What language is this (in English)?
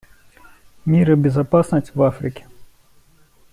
Russian